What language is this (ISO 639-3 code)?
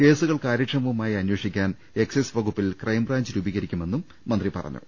mal